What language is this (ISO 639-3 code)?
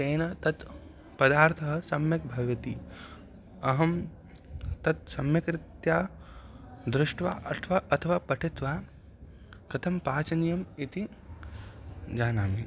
san